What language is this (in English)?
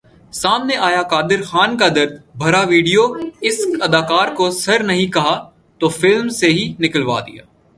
Urdu